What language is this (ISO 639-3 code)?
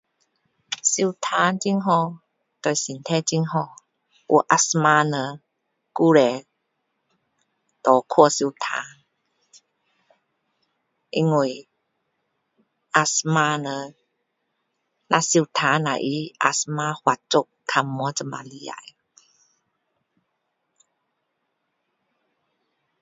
cdo